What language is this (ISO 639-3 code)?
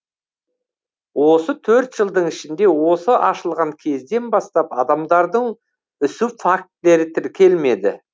kaz